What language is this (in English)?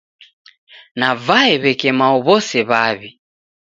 Taita